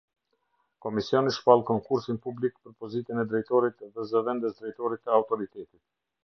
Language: Albanian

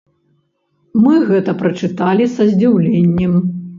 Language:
Belarusian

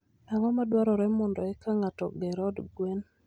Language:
Luo (Kenya and Tanzania)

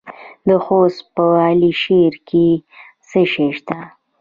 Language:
Pashto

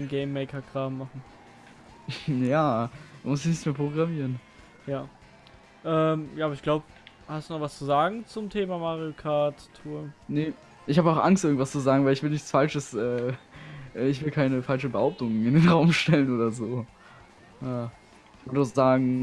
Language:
German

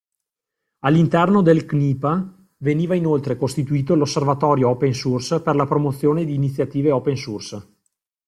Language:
Italian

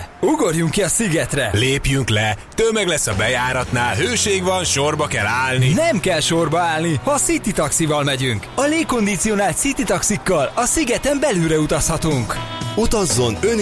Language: Hungarian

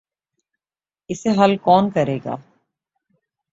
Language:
Urdu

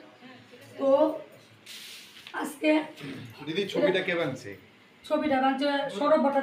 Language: Bangla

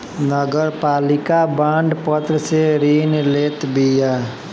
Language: Bhojpuri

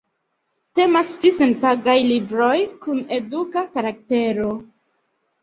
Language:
Esperanto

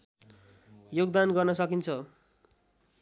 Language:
Nepali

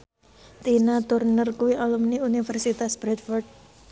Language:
Javanese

